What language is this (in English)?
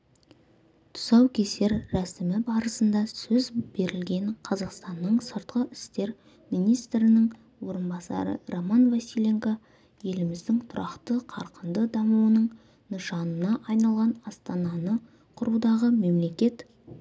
Kazakh